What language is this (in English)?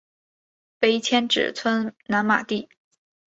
Chinese